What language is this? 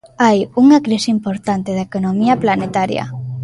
Galician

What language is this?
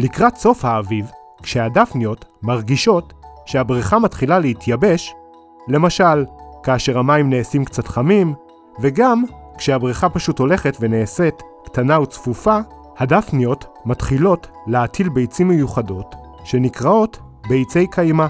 Hebrew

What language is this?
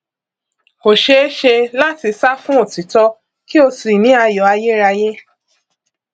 Yoruba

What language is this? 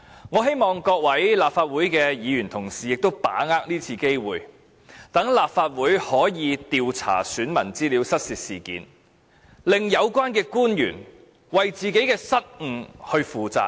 Cantonese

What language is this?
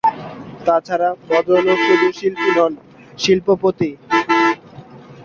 Bangla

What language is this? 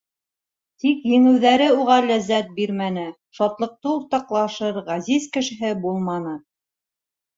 Bashkir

